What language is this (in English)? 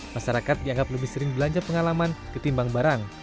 Indonesian